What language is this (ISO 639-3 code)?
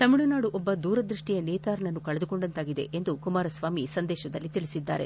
kan